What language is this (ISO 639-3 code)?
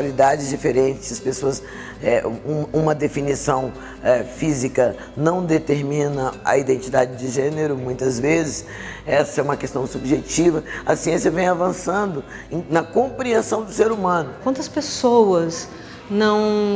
por